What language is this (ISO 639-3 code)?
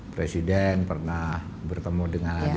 ind